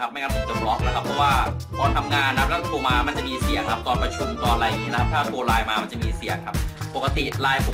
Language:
Thai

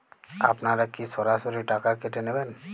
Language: Bangla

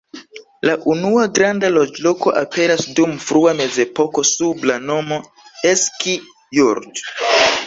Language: Esperanto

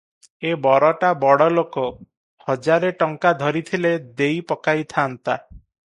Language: Odia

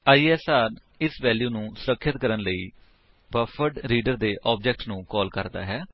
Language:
Punjabi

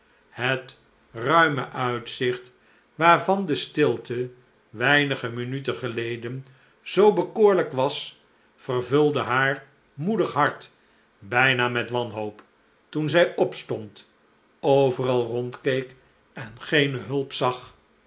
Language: Dutch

